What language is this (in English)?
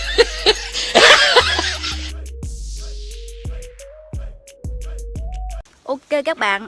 Vietnamese